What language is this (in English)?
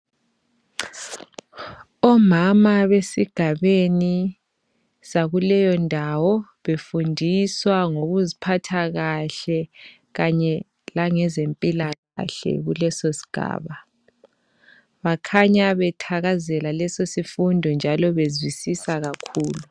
North Ndebele